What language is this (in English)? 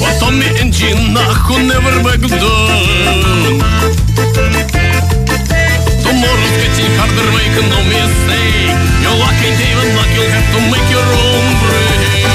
Greek